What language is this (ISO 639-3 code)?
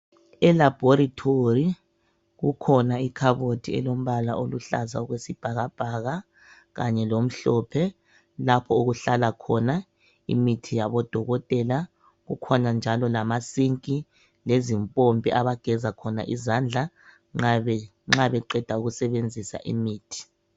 nde